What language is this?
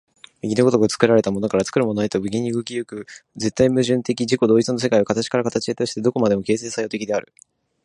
Japanese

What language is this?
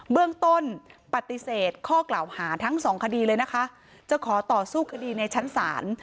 Thai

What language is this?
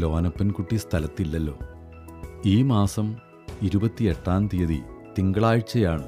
Malayalam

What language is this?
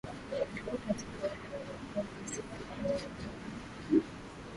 Swahili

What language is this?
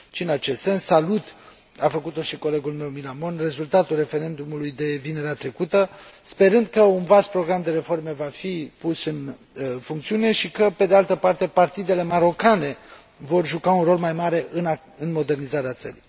Romanian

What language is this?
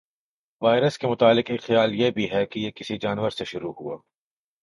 Urdu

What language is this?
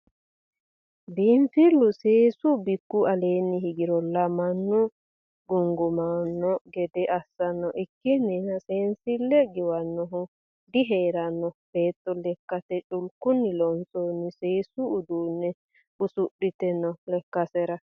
Sidamo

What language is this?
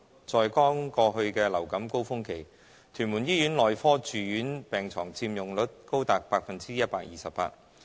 Cantonese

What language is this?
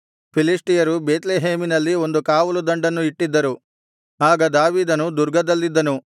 Kannada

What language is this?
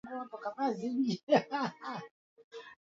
Swahili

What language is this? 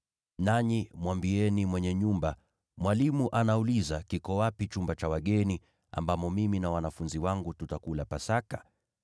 Swahili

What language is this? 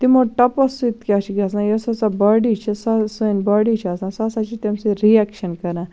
Kashmiri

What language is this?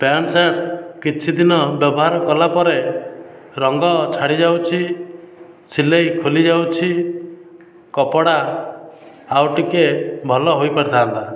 Odia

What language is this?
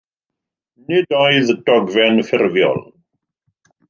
Welsh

